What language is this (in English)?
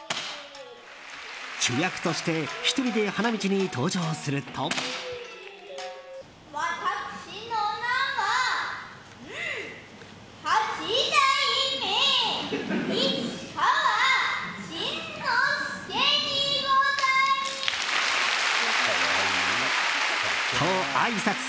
Japanese